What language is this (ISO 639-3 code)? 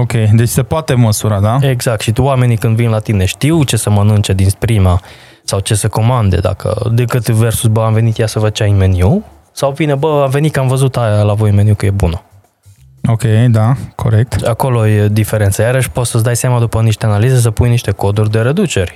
ron